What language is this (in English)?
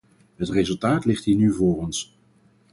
Dutch